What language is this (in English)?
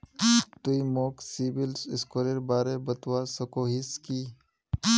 Magahi